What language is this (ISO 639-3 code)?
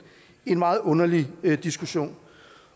dan